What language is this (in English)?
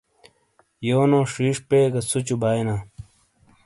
Shina